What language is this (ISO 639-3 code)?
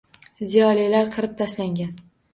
uzb